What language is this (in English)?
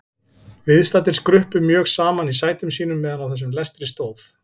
Icelandic